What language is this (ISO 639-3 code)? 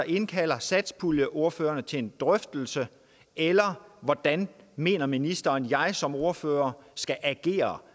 dan